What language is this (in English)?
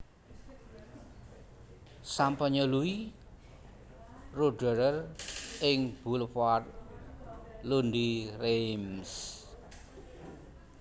Javanese